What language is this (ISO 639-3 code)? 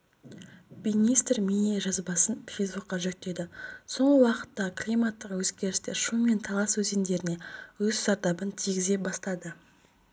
kaz